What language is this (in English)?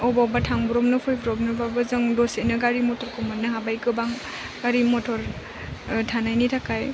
Bodo